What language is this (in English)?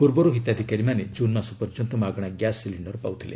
Odia